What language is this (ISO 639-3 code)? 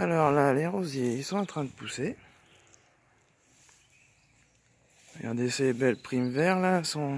fra